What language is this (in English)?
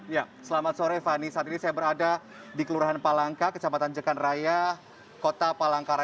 Indonesian